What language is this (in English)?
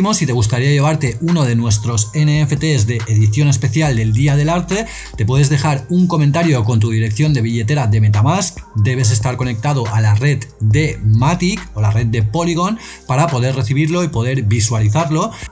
Spanish